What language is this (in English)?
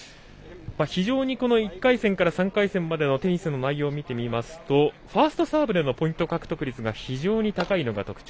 Japanese